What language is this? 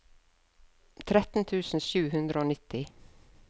Norwegian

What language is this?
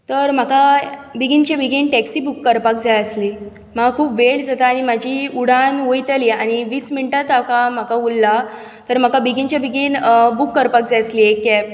Konkani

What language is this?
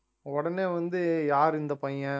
Tamil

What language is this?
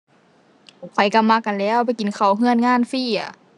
Thai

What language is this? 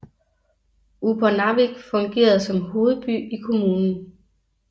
Danish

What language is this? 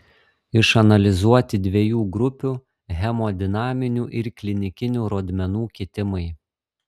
Lithuanian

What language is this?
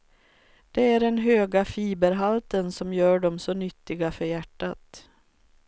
Swedish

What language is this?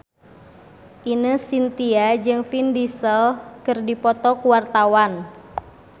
Sundanese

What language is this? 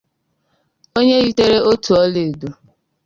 Igbo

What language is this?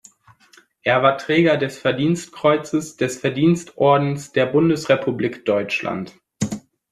German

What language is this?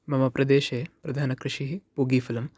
Sanskrit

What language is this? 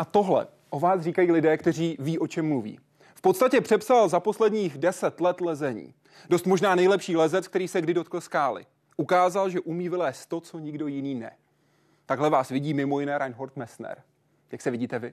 Czech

